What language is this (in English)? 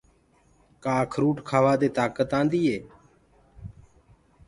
Gurgula